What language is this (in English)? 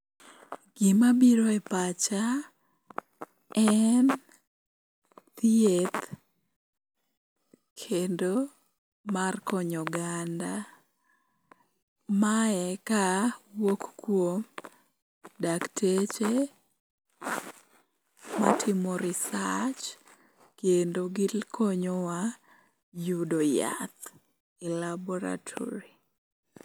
Luo (Kenya and Tanzania)